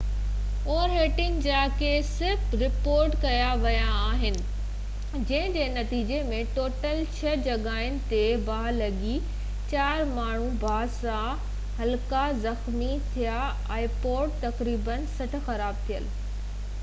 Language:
Sindhi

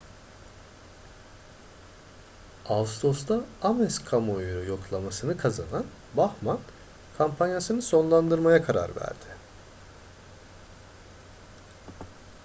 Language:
Turkish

